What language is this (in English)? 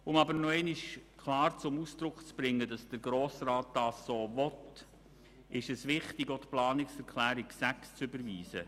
Swiss German